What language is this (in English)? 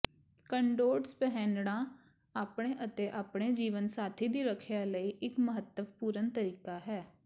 Punjabi